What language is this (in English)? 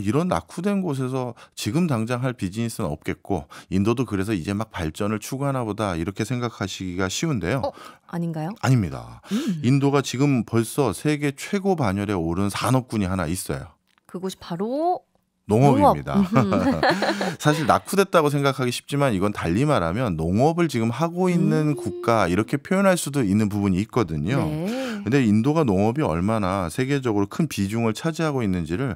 Korean